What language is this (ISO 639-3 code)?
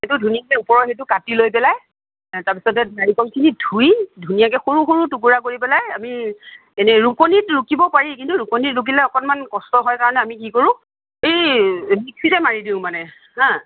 asm